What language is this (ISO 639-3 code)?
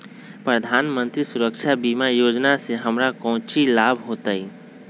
mag